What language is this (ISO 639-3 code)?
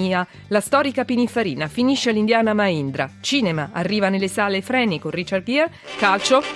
ita